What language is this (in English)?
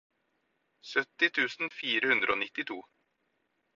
Norwegian Bokmål